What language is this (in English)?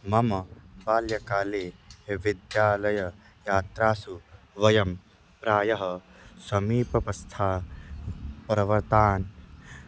Sanskrit